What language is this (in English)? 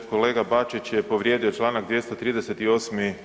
Croatian